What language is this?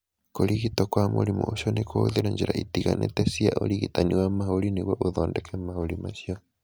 Kikuyu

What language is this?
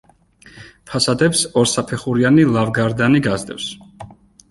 Georgian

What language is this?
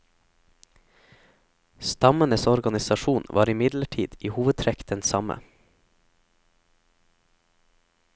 Norwegian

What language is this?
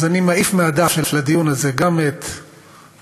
Hebrew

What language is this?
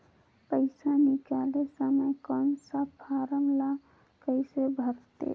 Chhattisgarhi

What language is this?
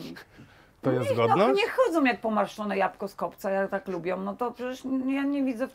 Polish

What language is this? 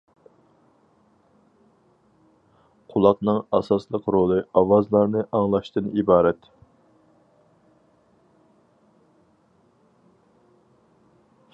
Uyghur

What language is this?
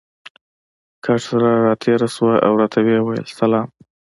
Pashto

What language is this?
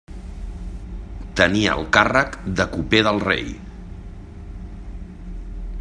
Catalan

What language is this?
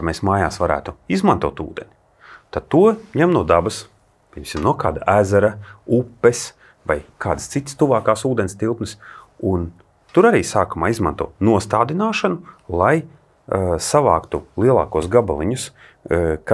Latvian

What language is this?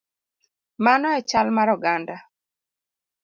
Luo (Kenya and Tanzania)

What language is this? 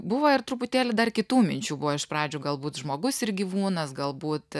Lithuanian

